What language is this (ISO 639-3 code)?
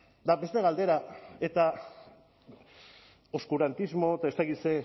eus